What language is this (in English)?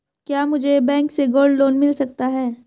Hindi